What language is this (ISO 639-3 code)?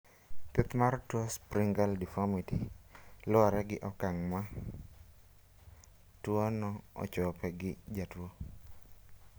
luo